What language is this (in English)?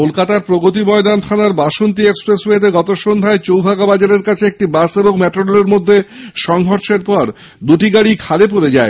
Bangla